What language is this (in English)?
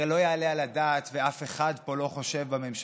Hebrew